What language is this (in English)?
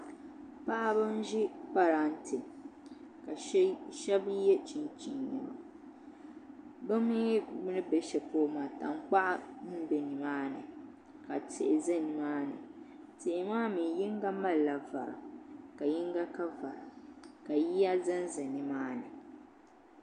Dagbani